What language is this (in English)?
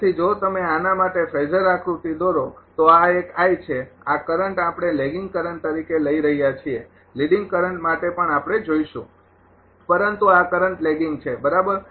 Gujarati